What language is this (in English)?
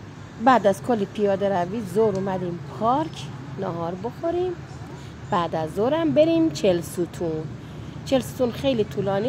Persian